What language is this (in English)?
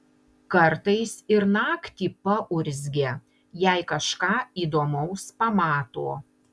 Lithuanian